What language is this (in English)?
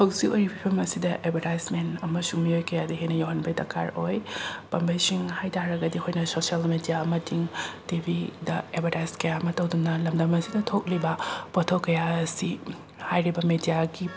Manipuri